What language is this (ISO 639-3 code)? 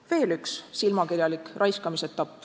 est